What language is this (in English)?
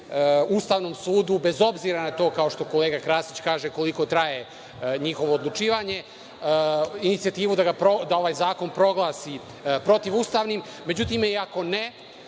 Serbian